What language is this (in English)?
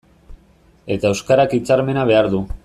Basque